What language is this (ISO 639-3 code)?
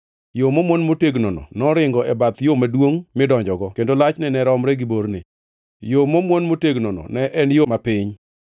luo